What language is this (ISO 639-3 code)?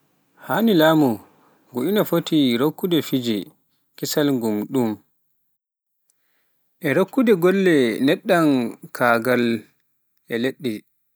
fuf